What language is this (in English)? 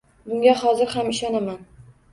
Uzbek